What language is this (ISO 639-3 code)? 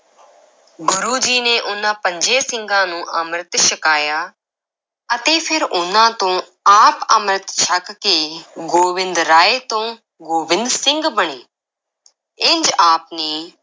pan